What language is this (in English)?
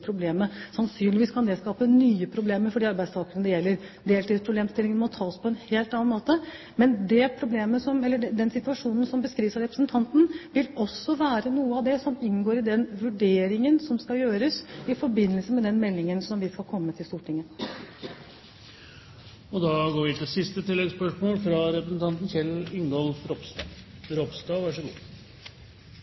Norwegian